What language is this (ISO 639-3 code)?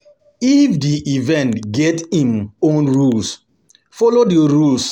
pcm